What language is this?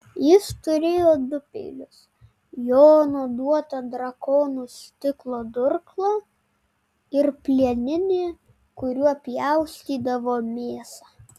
Lithuanian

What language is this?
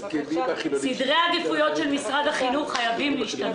Hebrew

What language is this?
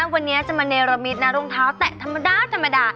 Thai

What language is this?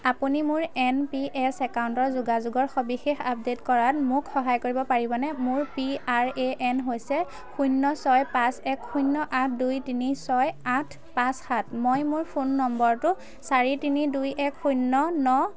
Assamese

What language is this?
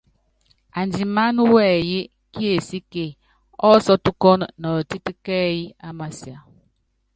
Yangben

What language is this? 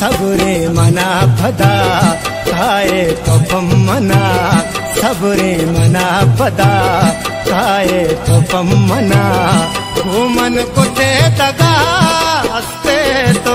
Hindi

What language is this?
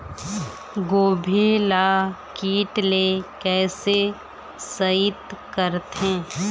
Chhattisgarhi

